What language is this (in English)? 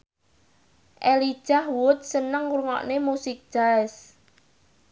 Javanese